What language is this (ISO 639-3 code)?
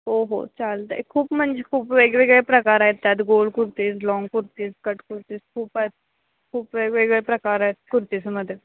mar